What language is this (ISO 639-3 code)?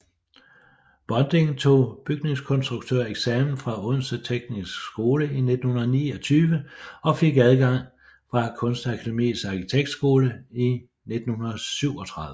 dan